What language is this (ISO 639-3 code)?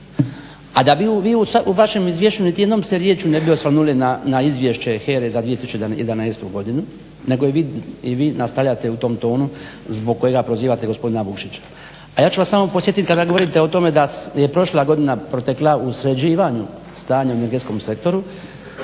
hrv